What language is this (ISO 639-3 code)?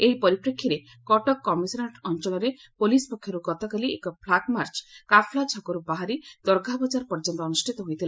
ori